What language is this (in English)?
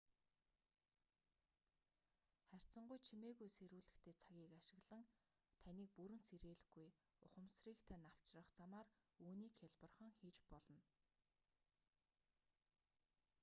Mongolian